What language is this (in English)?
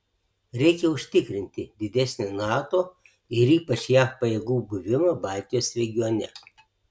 Lithuanian